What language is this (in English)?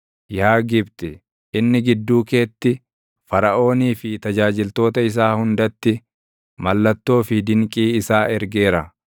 Oromo